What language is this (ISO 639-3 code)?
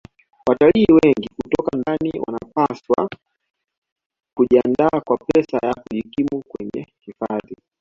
swa